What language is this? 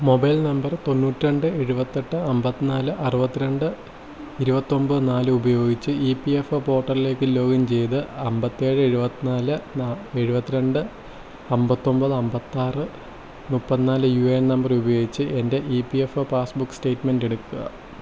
Malayalam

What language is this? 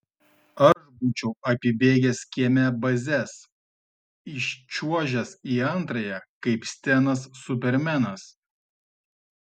Lithuanian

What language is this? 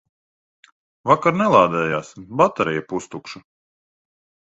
Latvian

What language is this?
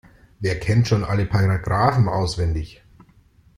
German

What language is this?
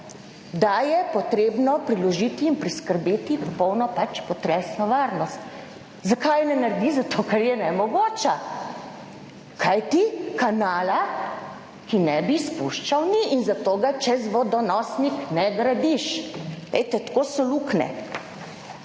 Slovenian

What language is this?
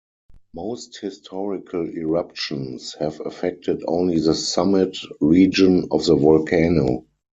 English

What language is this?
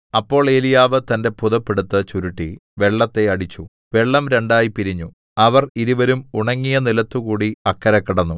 Malayalam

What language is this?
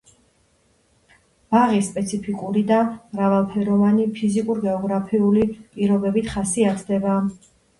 Georgian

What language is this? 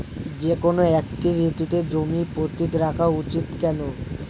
Bangla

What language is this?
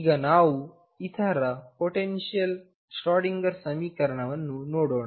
Kannada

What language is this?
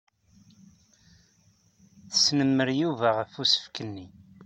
Kabyle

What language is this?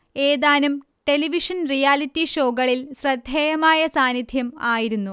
Malayalam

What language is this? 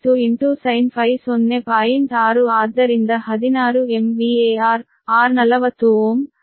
Kannada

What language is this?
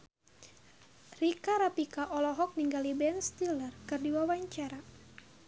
Sundanese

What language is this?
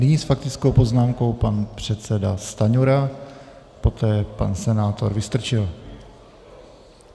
Czech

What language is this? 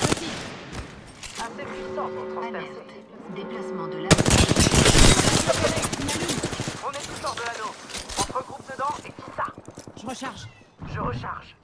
French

